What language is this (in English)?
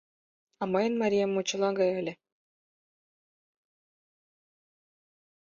Mari